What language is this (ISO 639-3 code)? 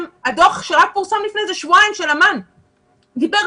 heb